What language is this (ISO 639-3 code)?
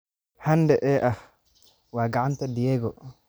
som